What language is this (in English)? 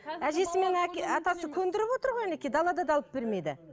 Kazakh